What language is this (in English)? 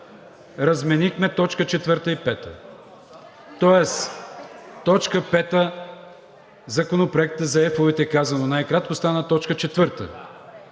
Bulgarian